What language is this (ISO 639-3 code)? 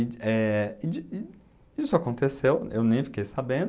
por